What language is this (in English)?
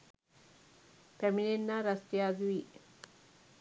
Sinhala